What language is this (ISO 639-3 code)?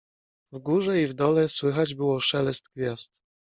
pol